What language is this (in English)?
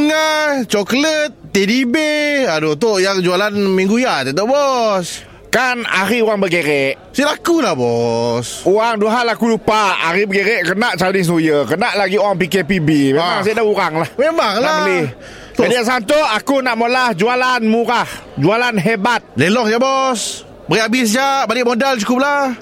Malay